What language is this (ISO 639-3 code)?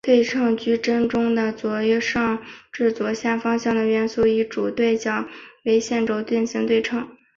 zho